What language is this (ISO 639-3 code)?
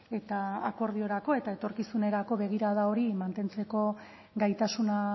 eus